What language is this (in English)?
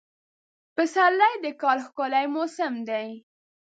Pashto